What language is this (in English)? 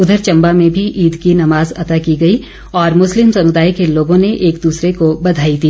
Hindi